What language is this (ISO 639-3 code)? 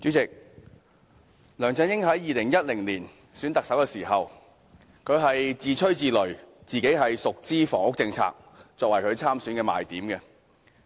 yue